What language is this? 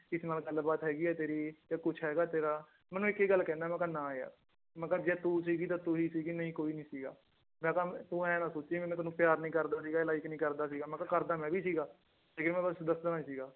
Punjabi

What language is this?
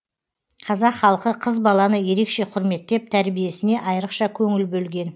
Kazakh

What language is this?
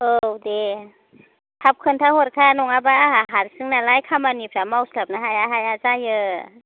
Bodo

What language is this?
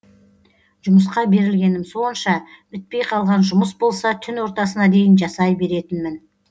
Kazakh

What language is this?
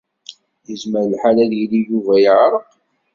Kabyle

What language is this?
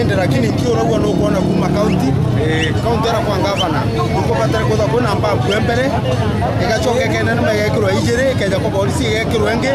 Indonesian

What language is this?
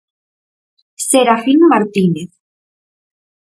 Galician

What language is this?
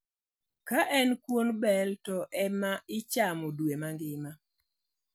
Luo (Kenya and Tanzania)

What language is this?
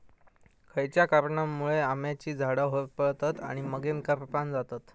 Marathi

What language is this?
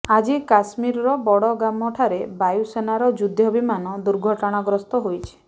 Odia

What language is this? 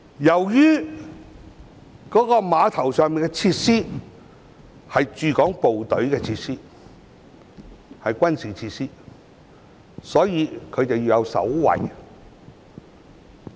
Cantonese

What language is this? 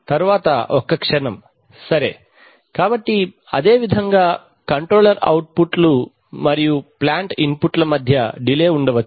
Telugu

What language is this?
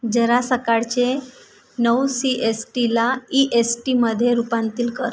Marathi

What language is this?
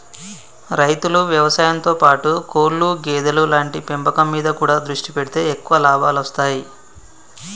Telugu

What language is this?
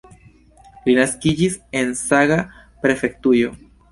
Esperanto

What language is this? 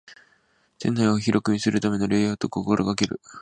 Japanese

